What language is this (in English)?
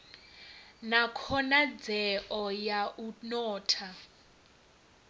Venda